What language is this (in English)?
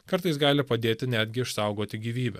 Lithuanian